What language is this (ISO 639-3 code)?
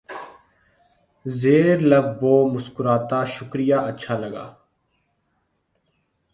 urd